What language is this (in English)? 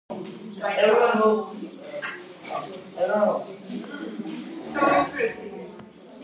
Georgian